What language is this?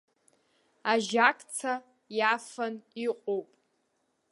Abkhazian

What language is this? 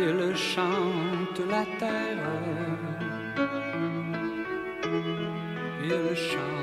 French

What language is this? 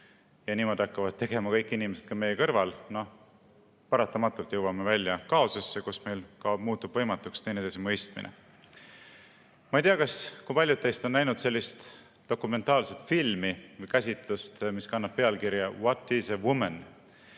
Estonian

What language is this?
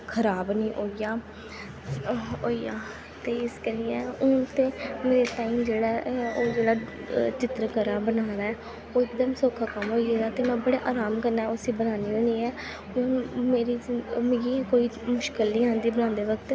Dogri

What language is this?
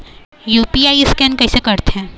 Chhattisgarhi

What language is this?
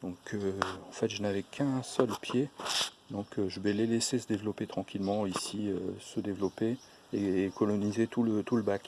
French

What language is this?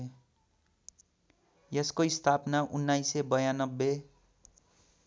Nepali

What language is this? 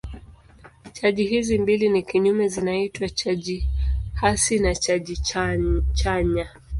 Swahili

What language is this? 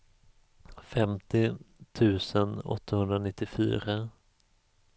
Swedish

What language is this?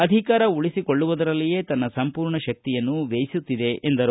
Kannada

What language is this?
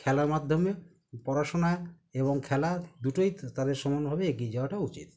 Bangla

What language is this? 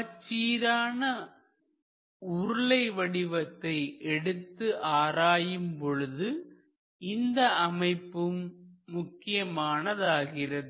Tamil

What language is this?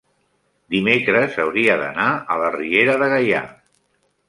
Catalan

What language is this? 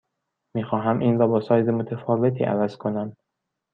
Persian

